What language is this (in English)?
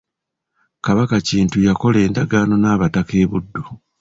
Ganda